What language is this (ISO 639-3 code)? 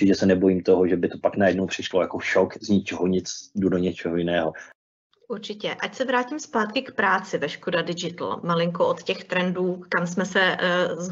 ces